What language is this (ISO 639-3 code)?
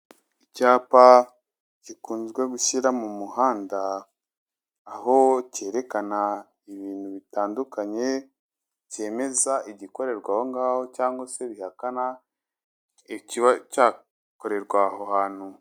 kin